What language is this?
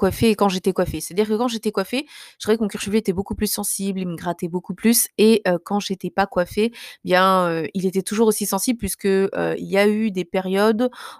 French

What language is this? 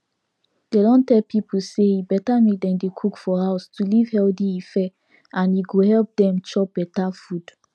Nigerian Pidgin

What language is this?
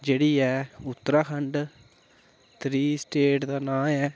Dogri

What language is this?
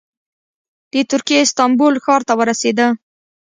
Pashto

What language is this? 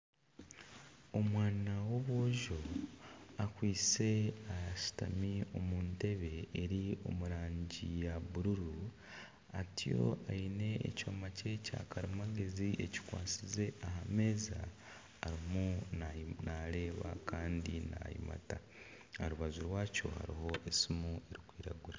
Nyankole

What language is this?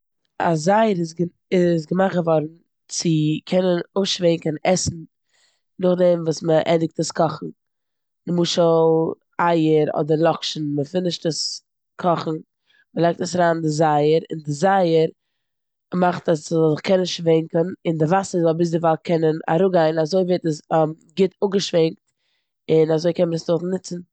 Yiddish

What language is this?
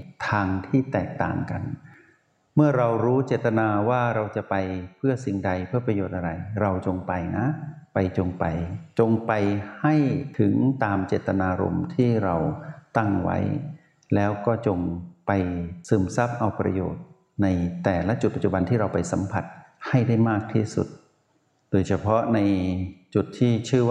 Thai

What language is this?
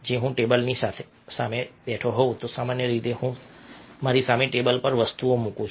Gujarati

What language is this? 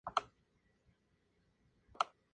Spanish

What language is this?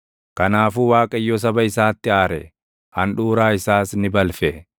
Oromo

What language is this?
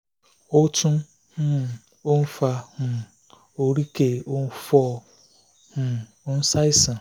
Yoruba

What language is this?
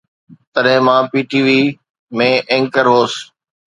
Sindhi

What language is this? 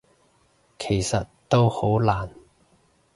Cantonese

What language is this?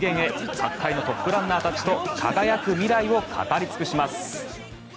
Japanese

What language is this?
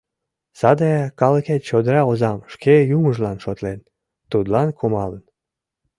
Mari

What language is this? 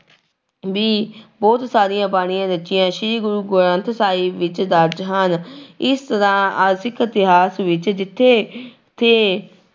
Punjabi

